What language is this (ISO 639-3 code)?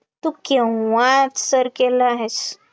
mar